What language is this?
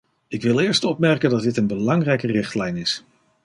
Dutch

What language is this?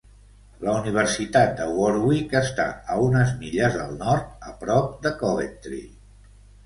Catalan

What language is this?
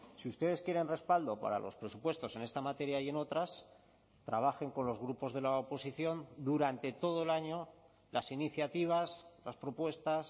Spanish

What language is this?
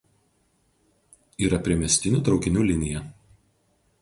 Lithuanian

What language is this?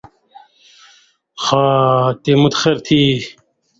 Indus Kohistani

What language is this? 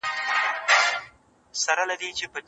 Pashto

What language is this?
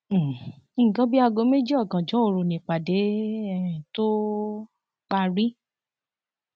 Yoruba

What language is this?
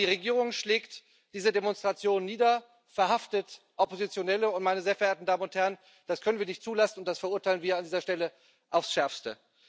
German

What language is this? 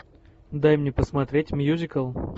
Russian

